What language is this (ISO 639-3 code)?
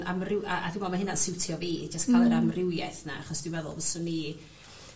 cym